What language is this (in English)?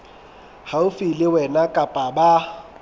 Southern Sotho